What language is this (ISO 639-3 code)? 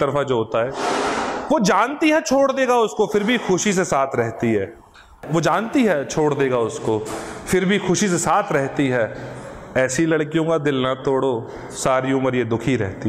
hin